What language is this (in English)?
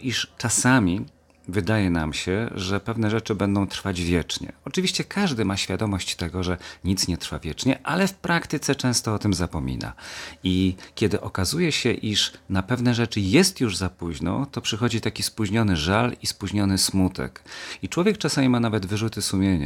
Polish